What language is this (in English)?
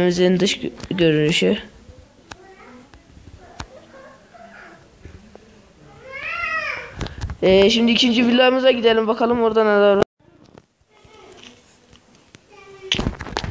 Turkish